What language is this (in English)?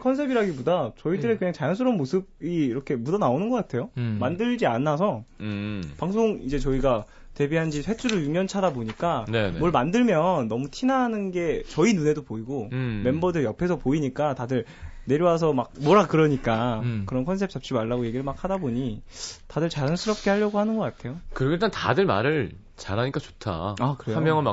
Korean